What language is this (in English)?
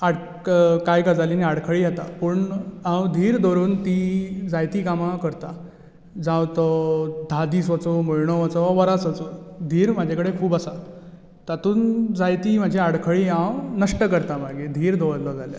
Konkani